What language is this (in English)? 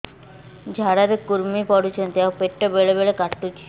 Odia